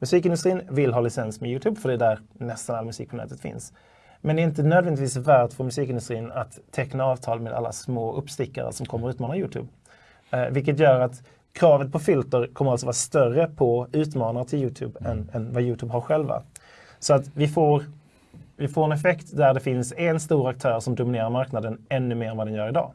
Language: Swedish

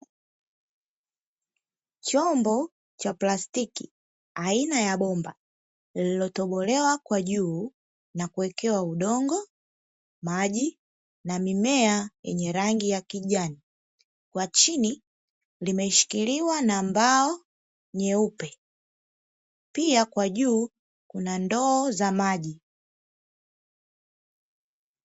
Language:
Swahili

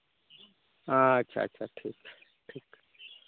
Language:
Santali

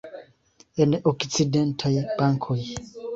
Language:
Esperanto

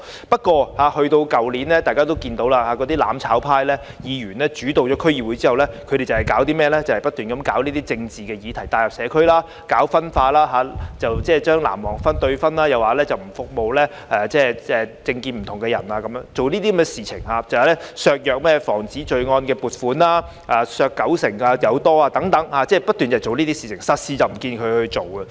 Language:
Cantonese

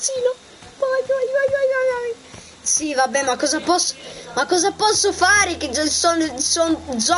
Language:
Italian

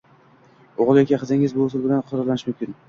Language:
Uzbek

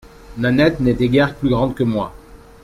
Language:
French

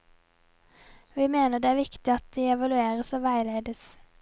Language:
Norwegian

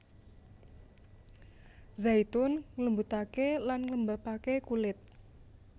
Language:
Javanese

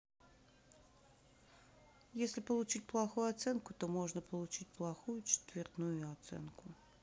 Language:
Russian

